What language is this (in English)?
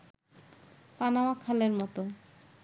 Bangla